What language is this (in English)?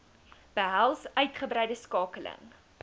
Afrikaans